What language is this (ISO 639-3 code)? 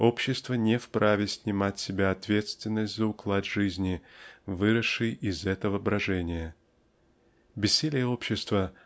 rus